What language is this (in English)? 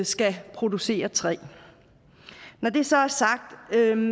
Danish